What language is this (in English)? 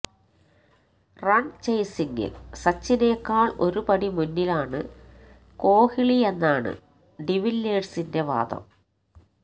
Malayalam